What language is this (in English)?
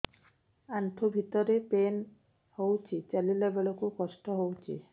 Odia